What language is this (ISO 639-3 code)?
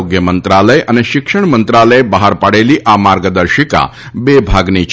guj